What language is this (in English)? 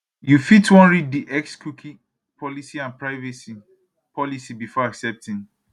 Nigerian Pidgin